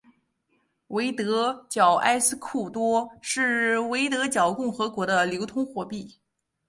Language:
Chinese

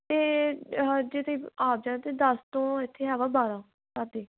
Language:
Punjabi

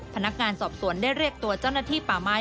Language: Thai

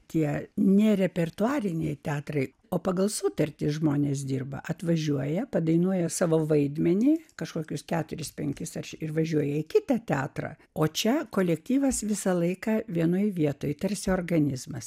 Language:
Lithuanian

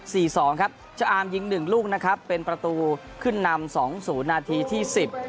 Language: Thai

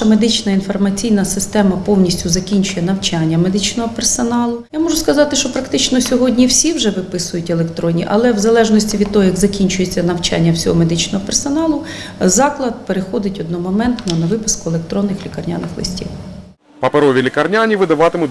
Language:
Ukrainian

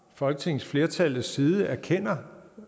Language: Danish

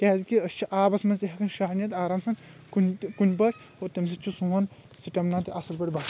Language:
Kashmiri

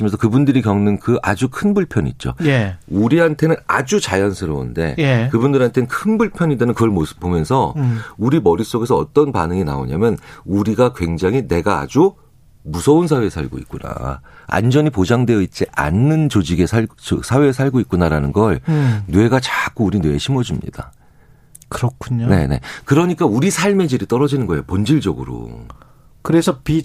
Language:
Korean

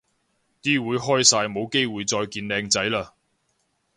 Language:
Cantonese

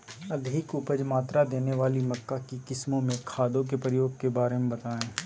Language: Magahi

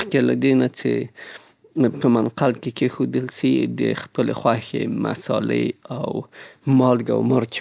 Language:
Southern Pashto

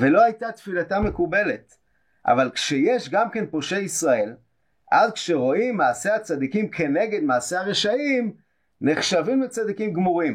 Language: Hebrew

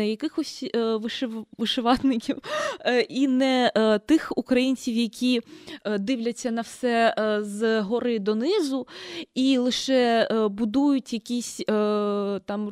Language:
Ukrainian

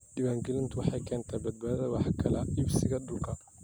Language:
Somali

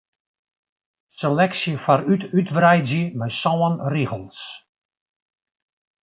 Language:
Western Frisian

